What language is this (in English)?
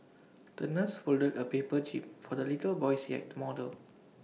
English